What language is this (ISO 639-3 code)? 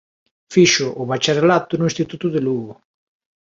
glg